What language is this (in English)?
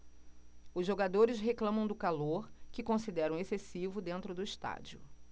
Portuguese